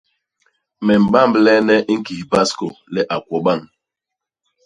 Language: Basaa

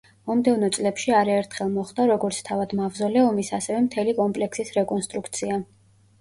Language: Georgian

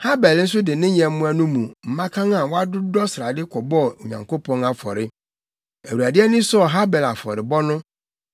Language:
Akan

